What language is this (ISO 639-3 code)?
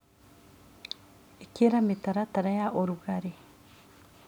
kik